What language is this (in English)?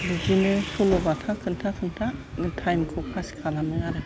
Bodo